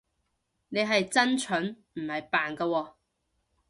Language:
Cantonese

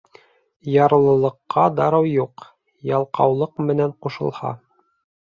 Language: Bashkir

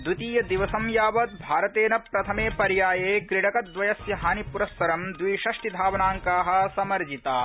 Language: Sanskrit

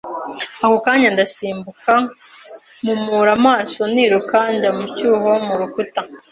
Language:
Kinyarwanda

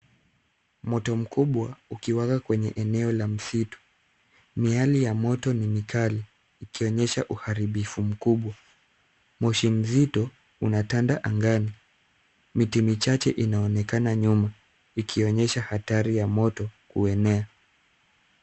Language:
Swahili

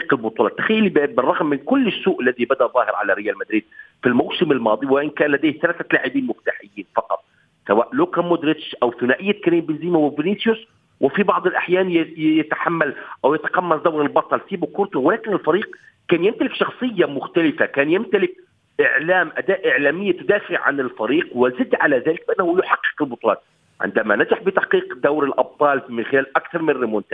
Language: Arabic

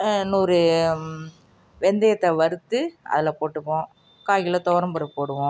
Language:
Tamil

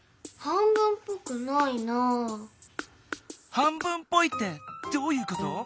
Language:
Japanese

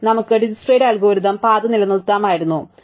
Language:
Malayalam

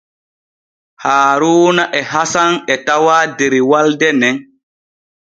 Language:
Borgu Fulfulde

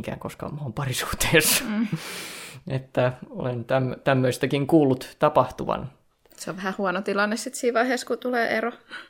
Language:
Finnish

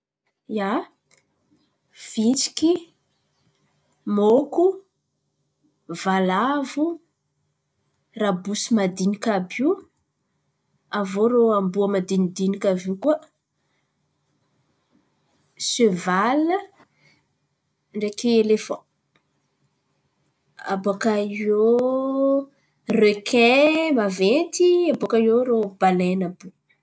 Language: Antankarana Malagasy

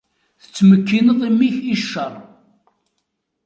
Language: Kabyle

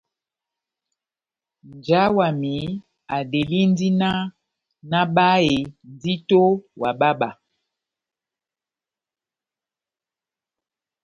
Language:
Batanga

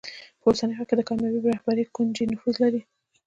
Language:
Pashto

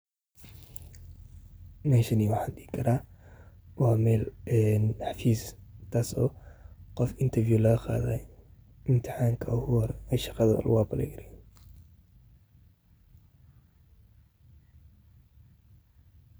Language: Somali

